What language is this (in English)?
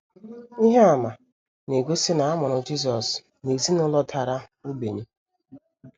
Igbo